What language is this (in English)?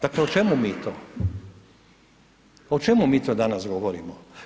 Croatian